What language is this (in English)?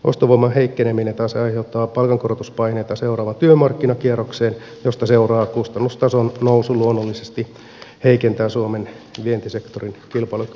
Finnish